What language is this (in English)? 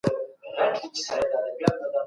Pashto